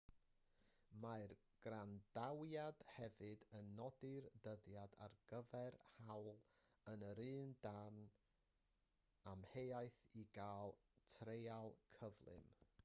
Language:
Welsh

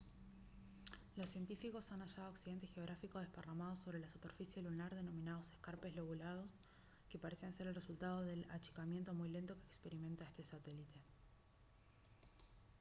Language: Spanish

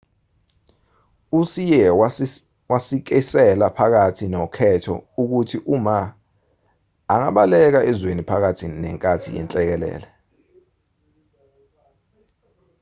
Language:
Zulu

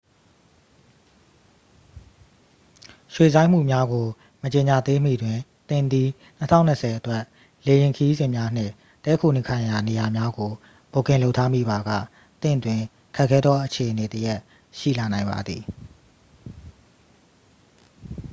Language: Burmese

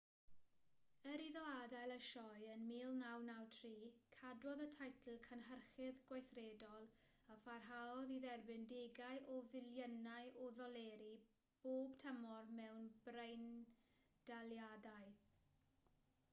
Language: Welsh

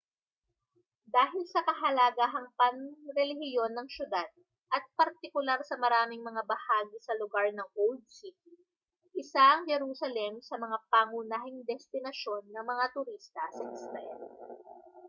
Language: Filipino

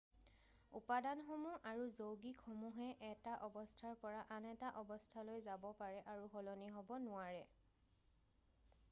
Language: Assamese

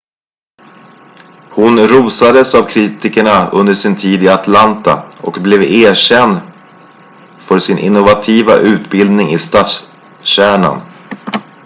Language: Swedish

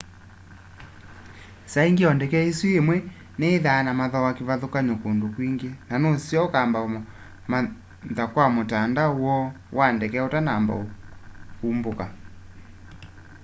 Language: Kamba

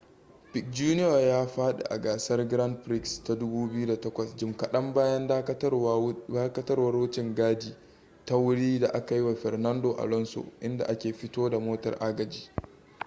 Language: Hausa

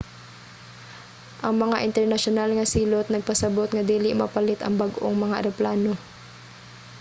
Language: Cebuano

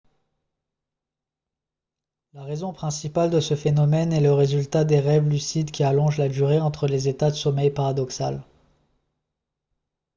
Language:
French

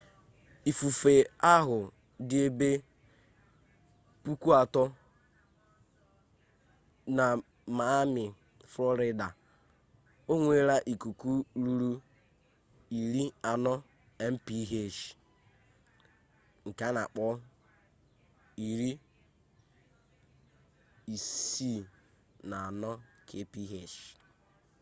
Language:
Igbo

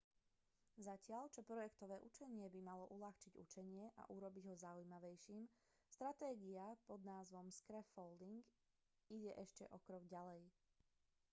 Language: Slovak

